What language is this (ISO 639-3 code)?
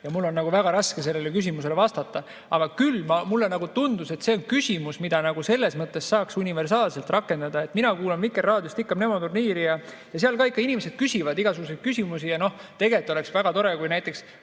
est